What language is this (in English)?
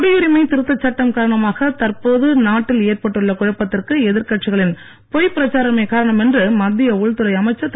Tamil